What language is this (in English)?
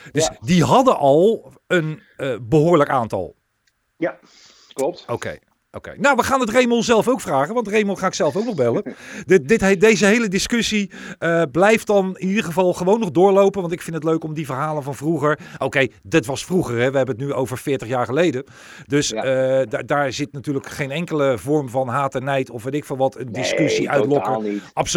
Dutch